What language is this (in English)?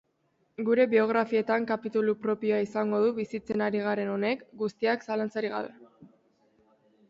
Basque